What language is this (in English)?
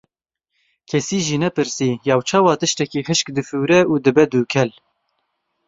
Kurdish